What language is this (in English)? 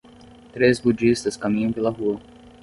Portuguese